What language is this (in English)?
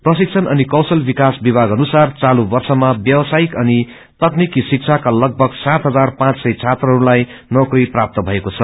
Nepali